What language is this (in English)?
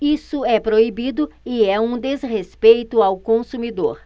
Portuguese